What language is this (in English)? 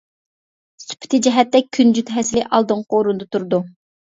Uyghur